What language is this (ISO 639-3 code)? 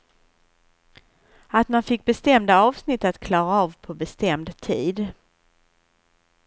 swe